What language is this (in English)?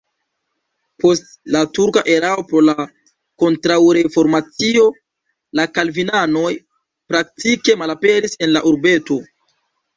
Esperanto